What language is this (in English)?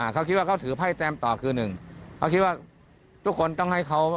Thai